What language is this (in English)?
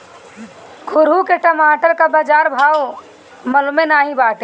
Bhojpuri